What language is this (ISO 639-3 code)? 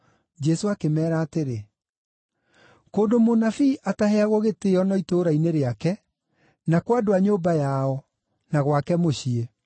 kik